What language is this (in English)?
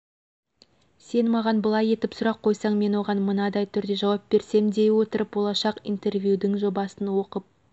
Kazakh